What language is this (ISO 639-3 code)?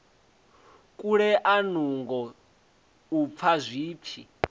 ven